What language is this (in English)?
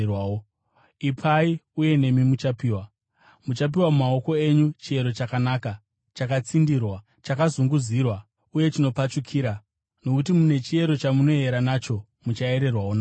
Shona